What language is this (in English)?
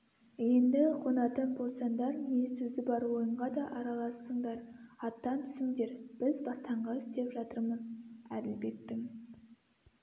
Kazakh